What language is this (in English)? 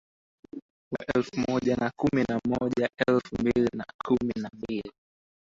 Swahili